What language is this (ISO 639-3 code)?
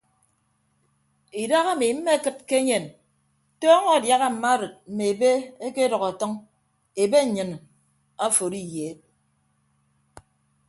ibb